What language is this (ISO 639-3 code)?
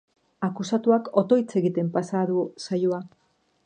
eus